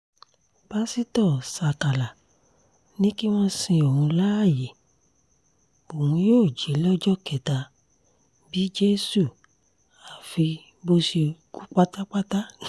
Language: Yoruba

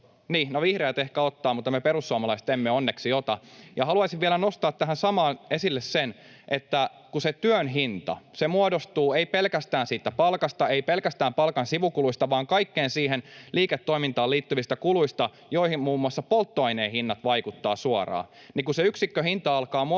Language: Finnish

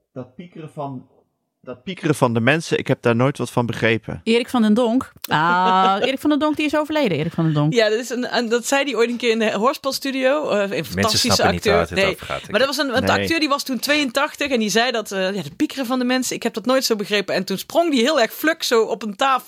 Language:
Dutch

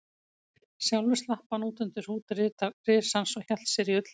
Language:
Icelandic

